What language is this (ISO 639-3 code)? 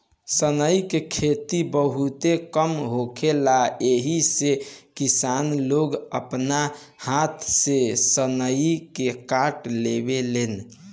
bho